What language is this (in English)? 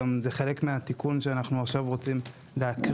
Hebrew